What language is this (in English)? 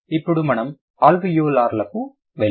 Telugu